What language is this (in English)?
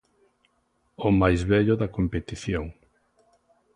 Galician